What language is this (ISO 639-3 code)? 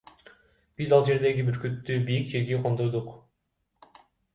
kir